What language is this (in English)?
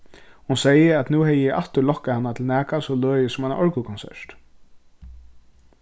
Faroese